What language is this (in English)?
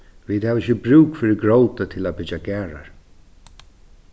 Faroese